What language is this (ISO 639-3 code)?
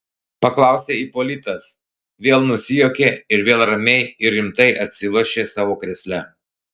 lit